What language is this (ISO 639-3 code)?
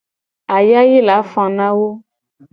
gej